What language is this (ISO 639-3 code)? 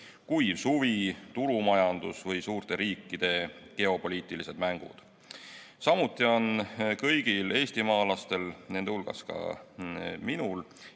est